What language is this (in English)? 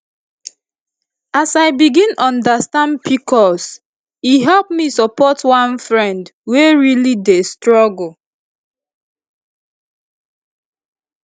Nigerian Pidgin